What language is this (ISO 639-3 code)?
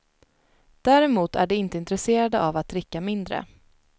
swe